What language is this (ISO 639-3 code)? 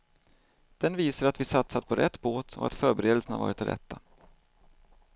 swe